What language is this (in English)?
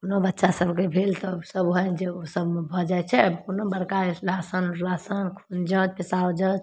Maithili